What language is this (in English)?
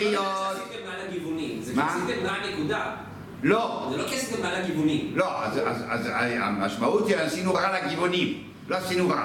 Hebrew